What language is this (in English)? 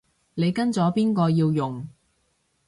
Cantonese